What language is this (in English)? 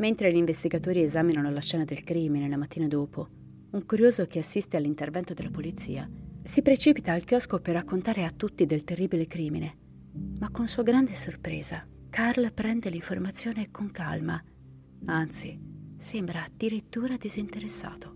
Italian